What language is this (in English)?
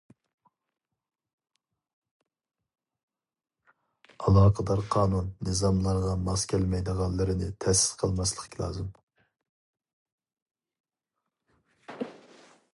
Uyghur